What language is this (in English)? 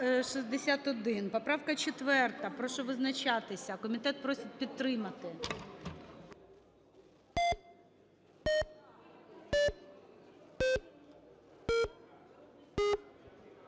Ukrainian